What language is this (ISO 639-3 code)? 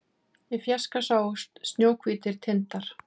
isl